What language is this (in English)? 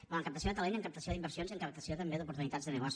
Catalan